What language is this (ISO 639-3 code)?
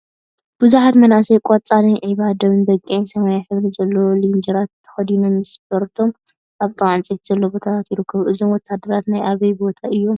tir